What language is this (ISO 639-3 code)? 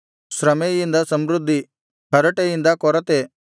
kan